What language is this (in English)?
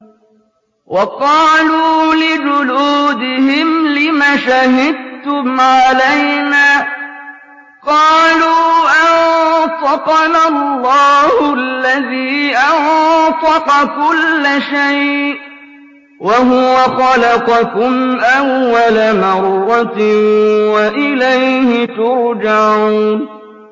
Arabic